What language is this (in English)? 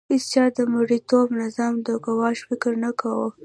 Pashto